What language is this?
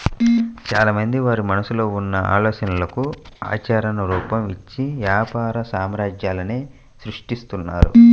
Telugu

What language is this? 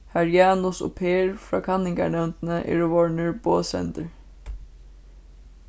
Faroese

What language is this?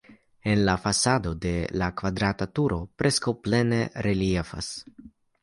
Esperanto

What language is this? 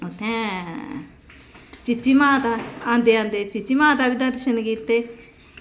Dogri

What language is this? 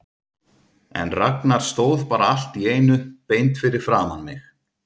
Icelandic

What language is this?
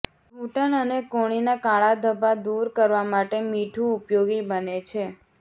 Gujarati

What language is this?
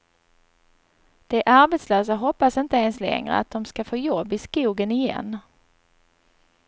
Swedish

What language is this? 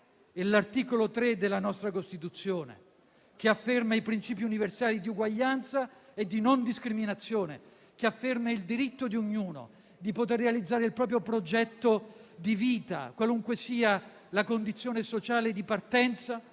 Italian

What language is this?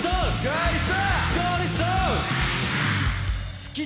Japanese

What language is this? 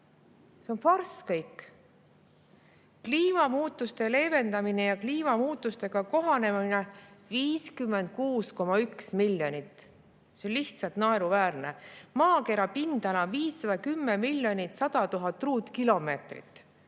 Estonian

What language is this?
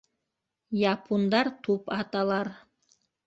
Bashkir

